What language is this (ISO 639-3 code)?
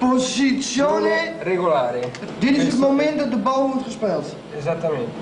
nld